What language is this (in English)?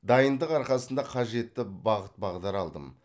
Kazakh